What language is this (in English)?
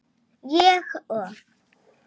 Icelandic